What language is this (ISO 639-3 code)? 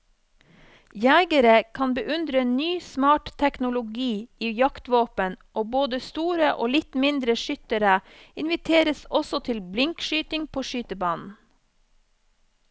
nor